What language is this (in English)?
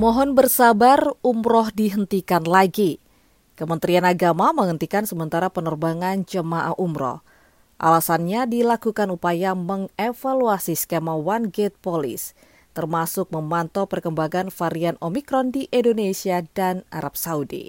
Indonesian